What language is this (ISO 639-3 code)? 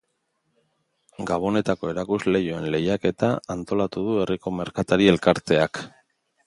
eus